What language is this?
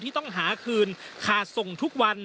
Thai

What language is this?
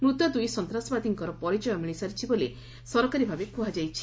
Odia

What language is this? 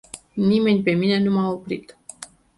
Romanian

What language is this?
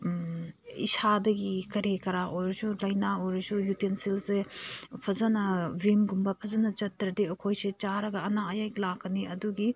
Manipuri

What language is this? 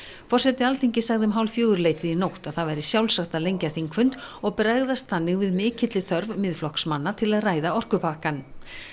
Icelandic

